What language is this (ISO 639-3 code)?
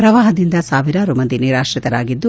kan